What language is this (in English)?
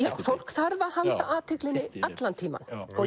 Icelandic